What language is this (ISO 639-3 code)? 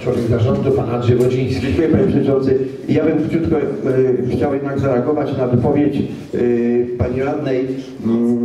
pol